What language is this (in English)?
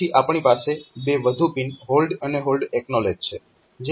Gujarati